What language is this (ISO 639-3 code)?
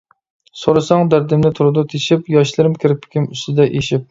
uig